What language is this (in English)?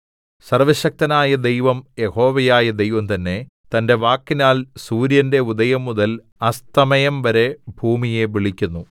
Malayalam